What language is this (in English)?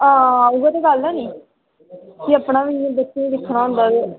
Dogri